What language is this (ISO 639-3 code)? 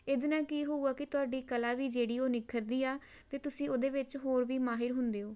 pan